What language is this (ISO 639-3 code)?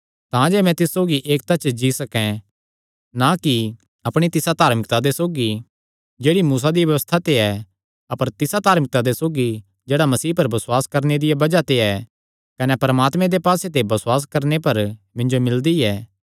xnr